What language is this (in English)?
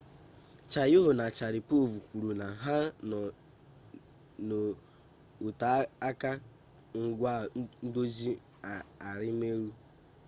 Igbo